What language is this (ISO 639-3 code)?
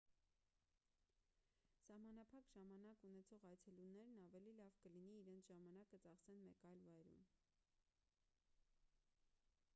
hye